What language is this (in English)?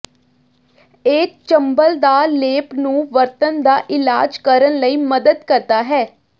Punjabi